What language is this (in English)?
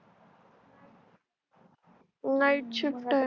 Marathi